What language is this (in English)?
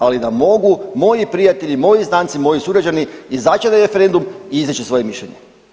Croatian